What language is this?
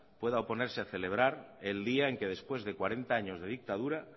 Spanish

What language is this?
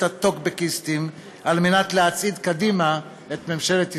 Hebrew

